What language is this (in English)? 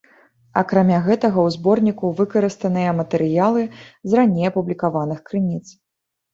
Belarusian